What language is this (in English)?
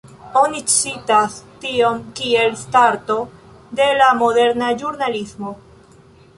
Esperanto